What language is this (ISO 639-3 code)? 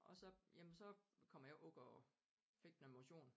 dan